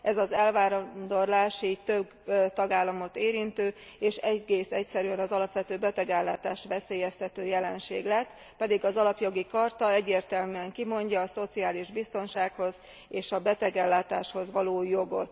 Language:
Hungarian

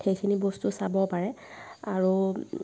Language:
Assamese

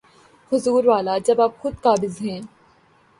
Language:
Urdu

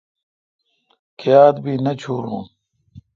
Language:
Kalkoti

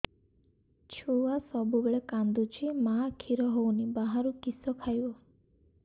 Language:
Odia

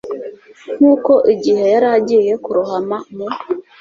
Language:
Kinyarwanda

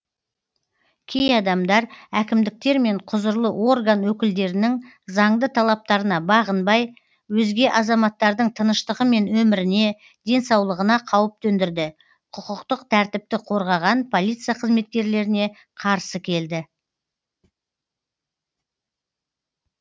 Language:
Kazakh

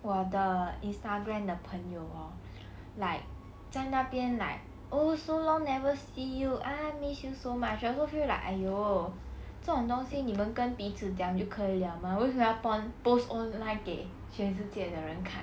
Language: English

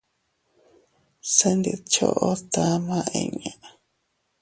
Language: Teutila Cuicatec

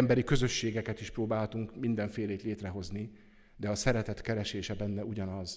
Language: Hungarian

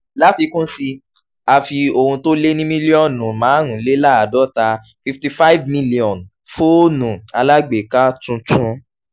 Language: Yoruba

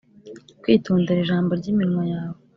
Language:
Kinyarwanda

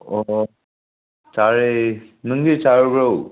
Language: Manipuri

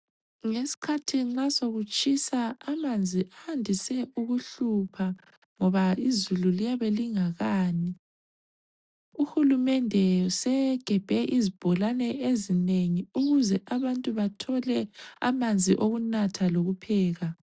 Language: North Ndebele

